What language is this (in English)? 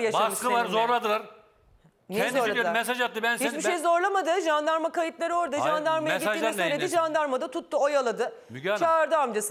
Turkish